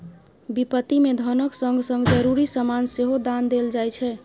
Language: Maithili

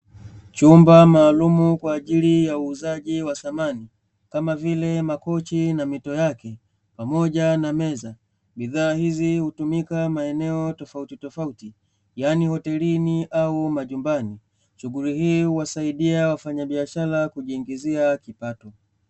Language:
Swahili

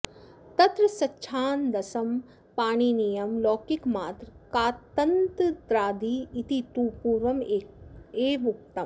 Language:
Sanskrit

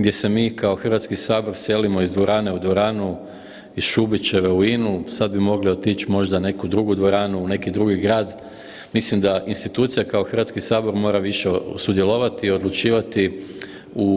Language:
Croatian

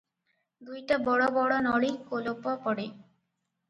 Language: Odia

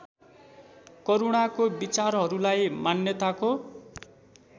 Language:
Nepali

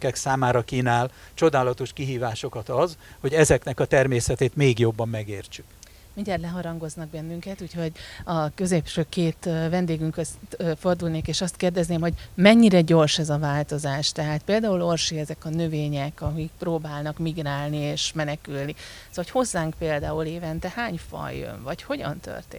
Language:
Hungarian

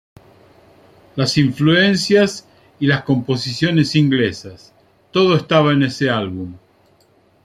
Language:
Spanish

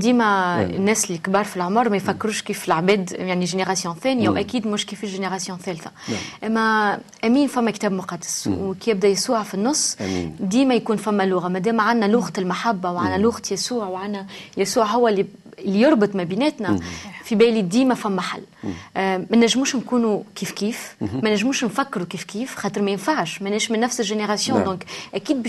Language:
Arabic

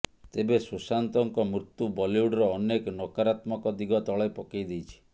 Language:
Odia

